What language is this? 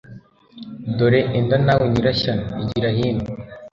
Kinyarwanda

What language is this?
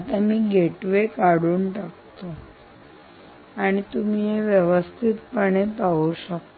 Marathi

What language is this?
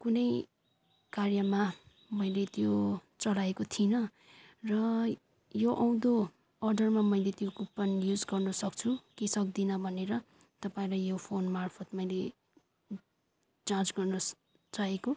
Nepali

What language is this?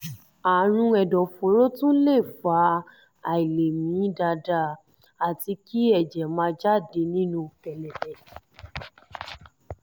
Yoruba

